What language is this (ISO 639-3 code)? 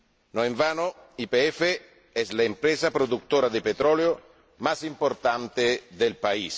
spa